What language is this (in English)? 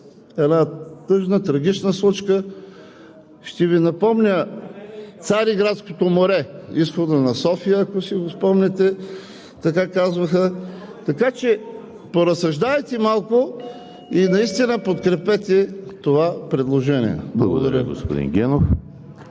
Bulgarian